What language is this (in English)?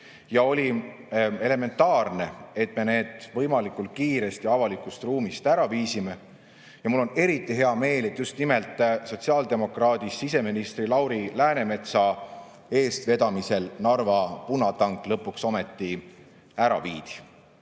Estonian